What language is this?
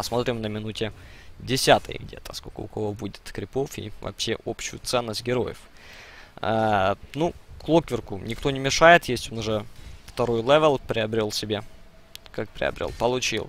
Russian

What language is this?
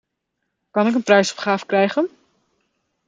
Dutch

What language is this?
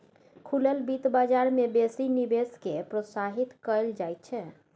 Maithili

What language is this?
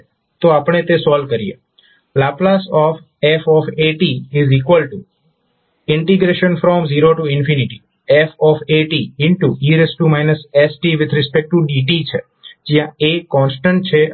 Gujarati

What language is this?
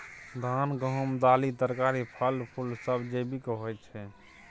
Maithili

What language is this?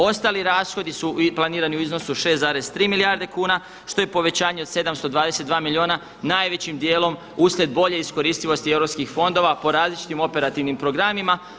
Croatian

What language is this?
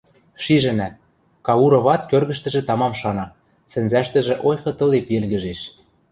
Western Mari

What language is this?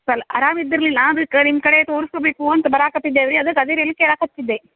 Kannada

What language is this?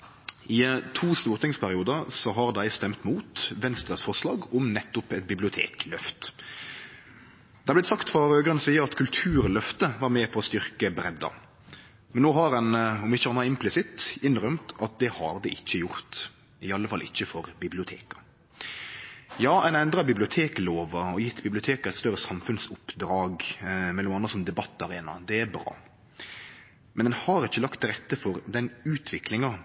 Norwegian Nynorsk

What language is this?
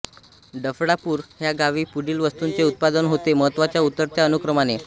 Marathi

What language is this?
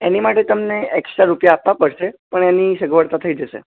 Gujarati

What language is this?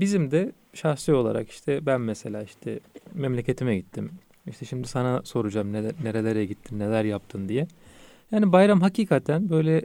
Turkish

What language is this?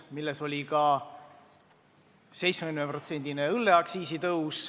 Estonian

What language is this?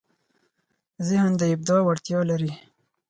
Pashto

